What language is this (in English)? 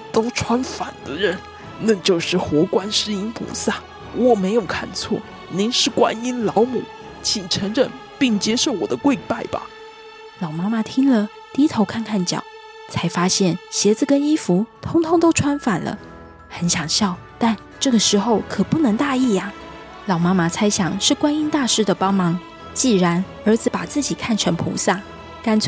Chinese